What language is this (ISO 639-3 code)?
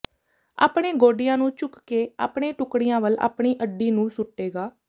pan